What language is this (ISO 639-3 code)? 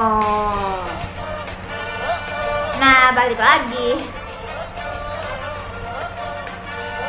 ind